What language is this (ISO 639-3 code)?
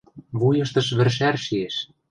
mrj